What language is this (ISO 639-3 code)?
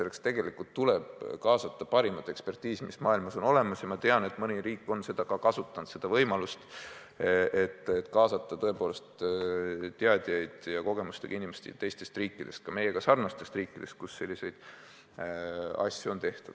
est